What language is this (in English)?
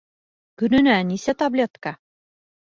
Bashkir